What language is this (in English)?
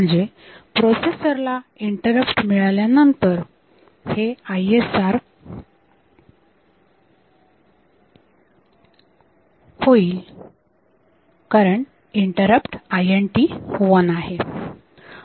Marathi